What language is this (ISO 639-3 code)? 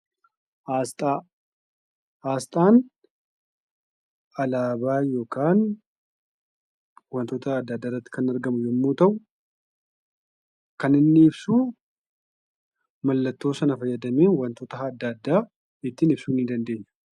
orm